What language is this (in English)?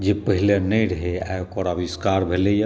Maithili